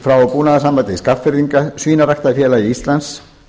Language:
Icelandic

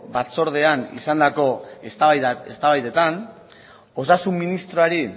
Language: Basque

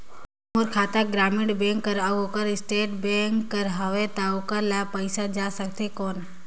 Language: Chhattisgarhi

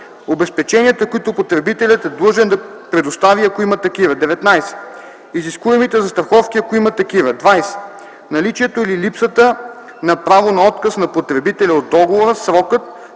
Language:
Bulgarian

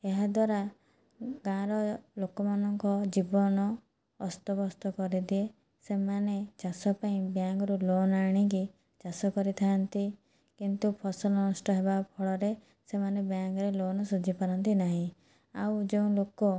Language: Odia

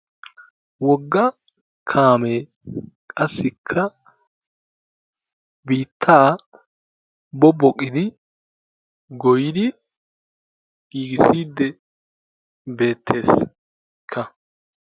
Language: Wolaytta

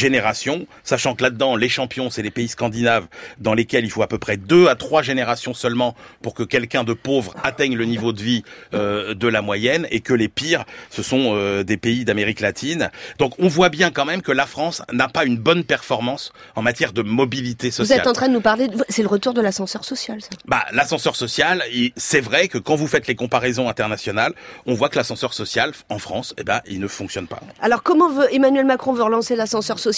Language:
French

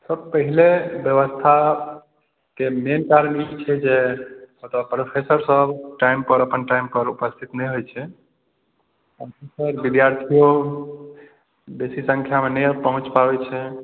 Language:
Maithili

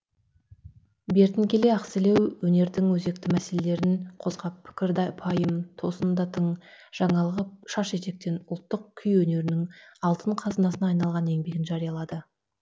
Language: Kazakh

